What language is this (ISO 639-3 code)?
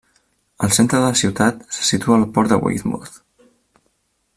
cat